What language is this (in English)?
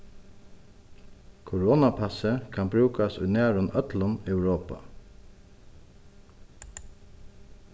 Faroese